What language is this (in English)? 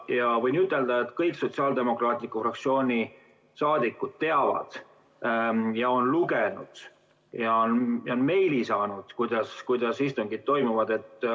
Estonian